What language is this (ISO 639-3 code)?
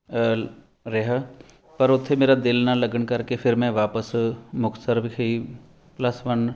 pan